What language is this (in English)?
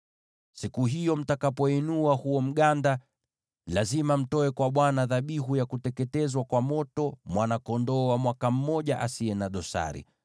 Swahili